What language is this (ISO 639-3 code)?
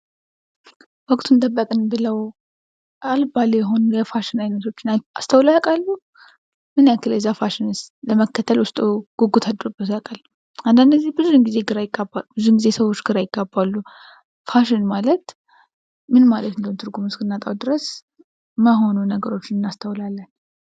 amh